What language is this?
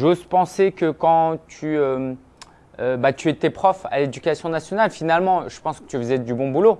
French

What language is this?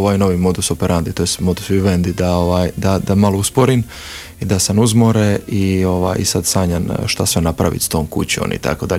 Croatian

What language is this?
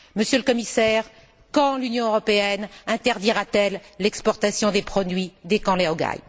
French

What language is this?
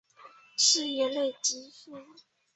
Chinese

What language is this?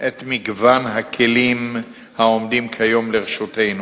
Hebrew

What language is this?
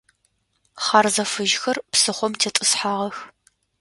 Adyghe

